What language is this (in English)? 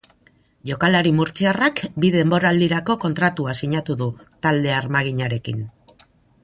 Basque